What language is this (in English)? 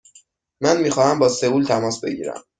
Persian